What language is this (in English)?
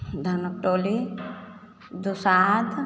Maithili